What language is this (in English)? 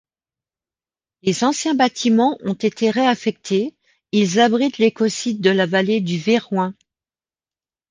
French